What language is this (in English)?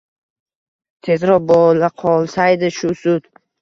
Uzbek